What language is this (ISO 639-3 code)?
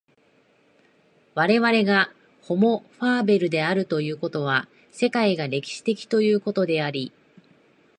jpn